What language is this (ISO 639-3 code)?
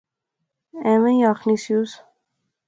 phr